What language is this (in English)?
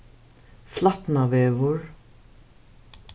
Faroese